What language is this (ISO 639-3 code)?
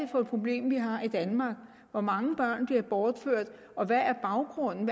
dan